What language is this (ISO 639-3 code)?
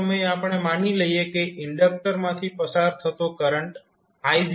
guj